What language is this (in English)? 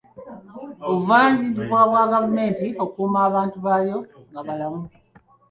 Ganda